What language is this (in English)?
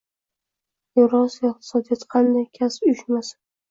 Uzbek